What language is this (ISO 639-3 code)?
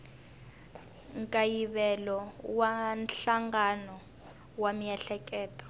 tso